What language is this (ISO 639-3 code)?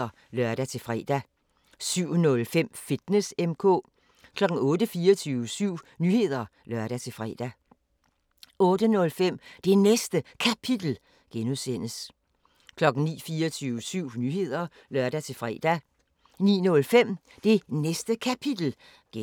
dan